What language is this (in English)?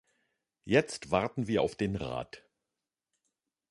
German